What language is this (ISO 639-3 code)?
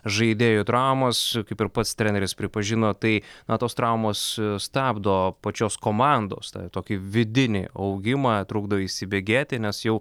lit